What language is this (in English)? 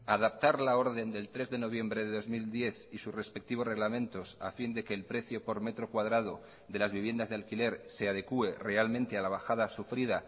Spanish